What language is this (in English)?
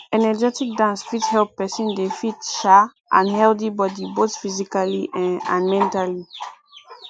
Nigerian Pidgin